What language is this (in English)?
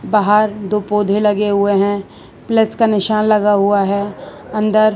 Hindi